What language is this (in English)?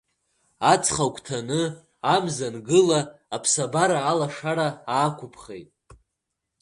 Abkhazian